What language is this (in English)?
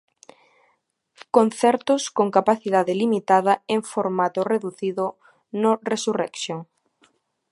Galician